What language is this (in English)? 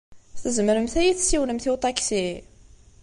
Kabyle